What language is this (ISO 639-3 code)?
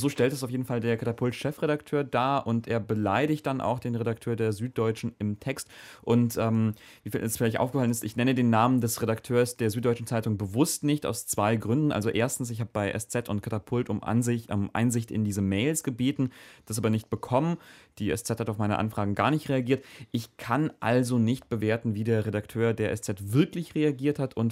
deu